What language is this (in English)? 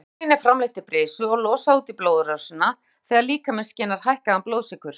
Icelandic